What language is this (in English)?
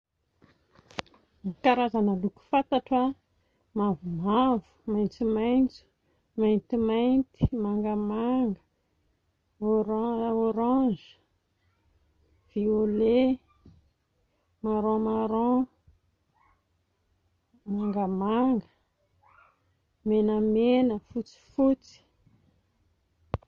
Malagasy